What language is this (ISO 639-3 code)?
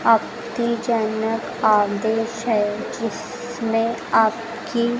hin